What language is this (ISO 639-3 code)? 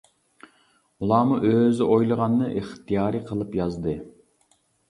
uig